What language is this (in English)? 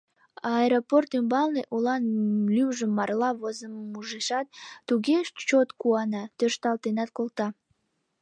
Mari